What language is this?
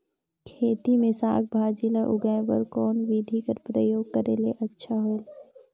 Chhattisgarhi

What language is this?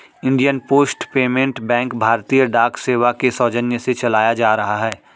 Hindi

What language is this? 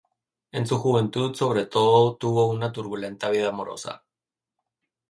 Spanish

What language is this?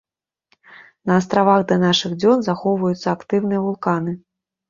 Belarusian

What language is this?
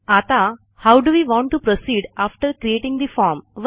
Marathi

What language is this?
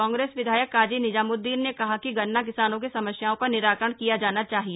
Hindi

